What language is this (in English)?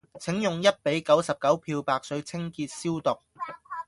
Cantonese